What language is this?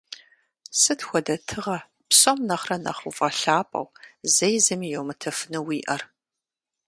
Kabardian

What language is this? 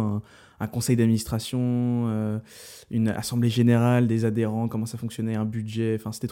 French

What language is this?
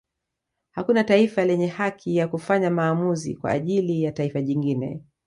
Swahili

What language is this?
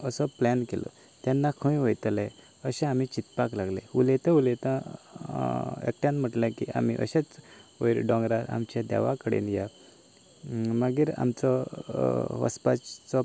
Konkani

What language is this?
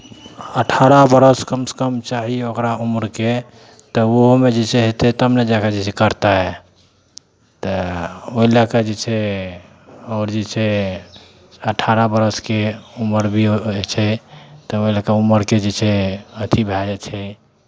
Maithili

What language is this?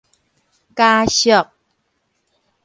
Min Nan Chinese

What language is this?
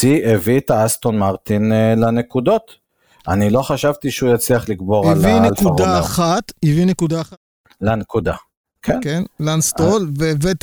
Hebrew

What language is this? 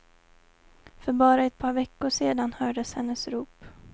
Swedish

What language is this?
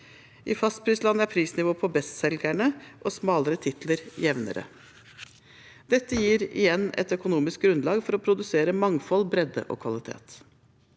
Norwegian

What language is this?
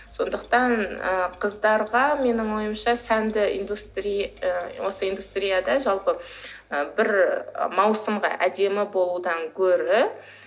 Kazakh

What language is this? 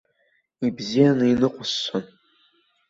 Abkhazian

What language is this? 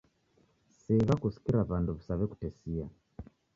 Taita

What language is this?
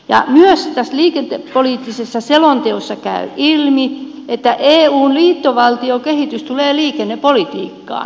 Finnish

